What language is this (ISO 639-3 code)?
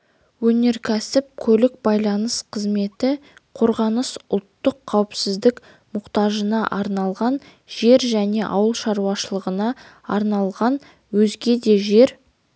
kaz